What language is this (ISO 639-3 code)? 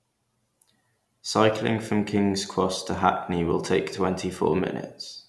eng